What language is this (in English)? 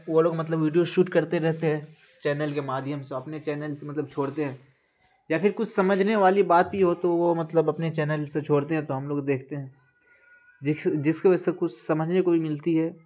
Urdu